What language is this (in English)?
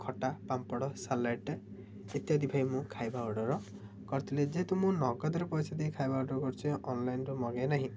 Odia